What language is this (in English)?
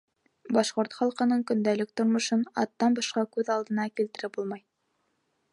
Bashkir